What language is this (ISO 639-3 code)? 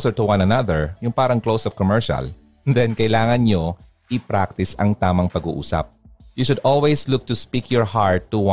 fil